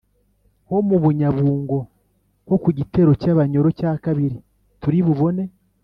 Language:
Kinyarwanda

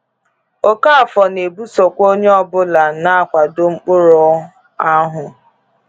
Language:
Igbo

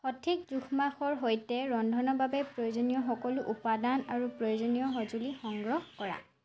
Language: Assamese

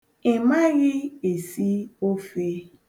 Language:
Igbo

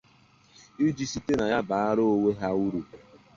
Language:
Igbo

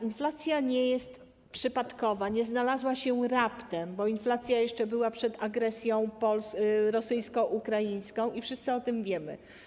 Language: Polish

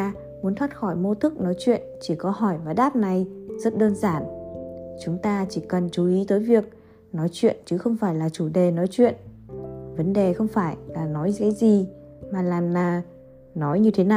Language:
Vietnamese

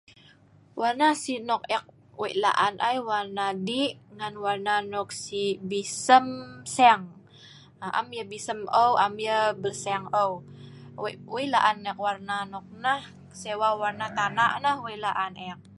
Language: Sa'ban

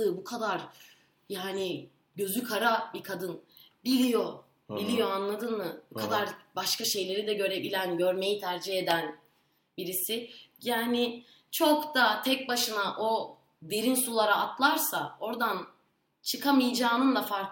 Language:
Turkish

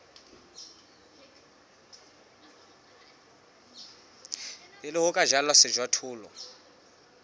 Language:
Southern Sotho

